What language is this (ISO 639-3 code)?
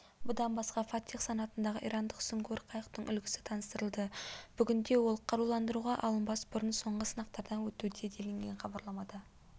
kaz